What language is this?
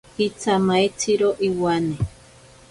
Ashéninka Perené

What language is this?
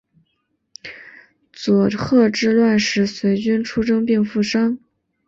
Chinese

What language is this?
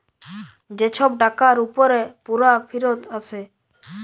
Bangla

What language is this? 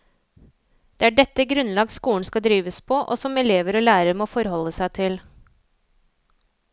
Norwegian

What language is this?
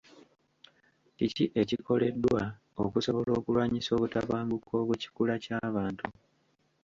Ganda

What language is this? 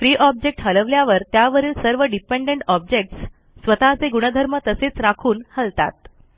Marathi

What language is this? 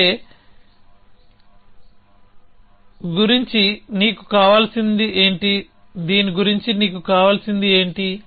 Telugu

